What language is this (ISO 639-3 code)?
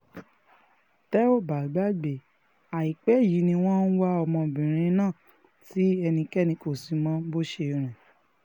yor